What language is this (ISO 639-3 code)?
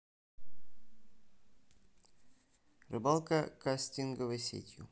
rus